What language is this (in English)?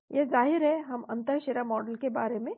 Hindi